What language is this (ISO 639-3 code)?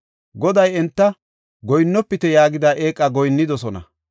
gof